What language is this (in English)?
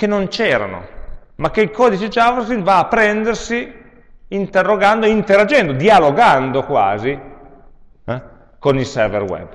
Italian